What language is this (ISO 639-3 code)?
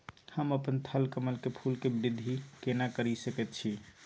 mai